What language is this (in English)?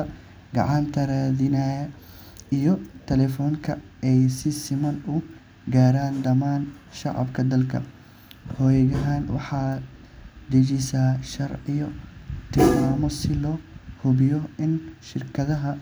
Somali